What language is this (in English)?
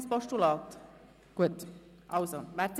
Swiss German